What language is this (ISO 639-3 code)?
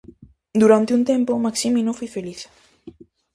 glg